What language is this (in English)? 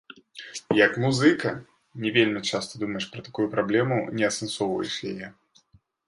Belarusian